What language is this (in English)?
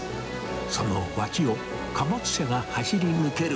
Japanese